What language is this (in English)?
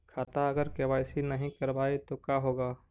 Magahi